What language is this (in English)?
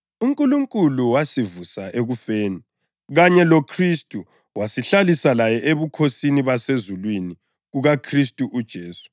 North Ndebele